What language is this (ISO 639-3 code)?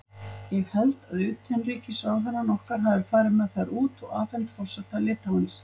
isl